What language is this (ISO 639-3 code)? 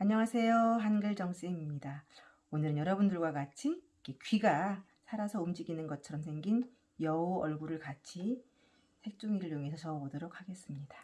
kor